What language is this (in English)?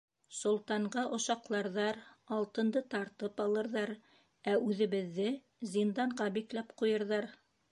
Bashkir